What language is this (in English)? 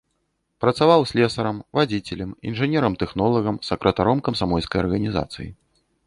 Belarusian